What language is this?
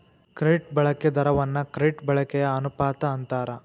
Kannada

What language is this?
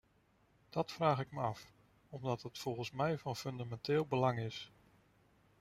Dutch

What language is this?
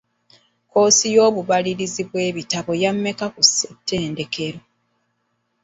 Ganda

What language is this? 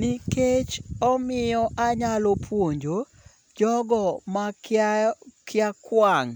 Luo (Kenya and Tanzania)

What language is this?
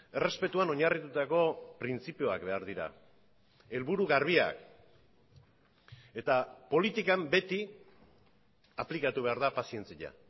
Basque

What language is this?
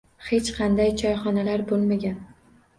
Uzbek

